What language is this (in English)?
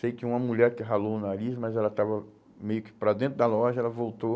Portuguese